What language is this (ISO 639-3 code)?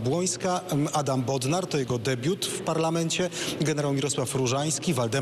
pol